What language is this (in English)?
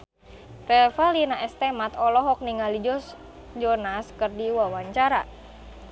Sundanese